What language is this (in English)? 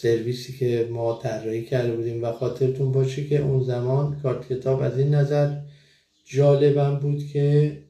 Persian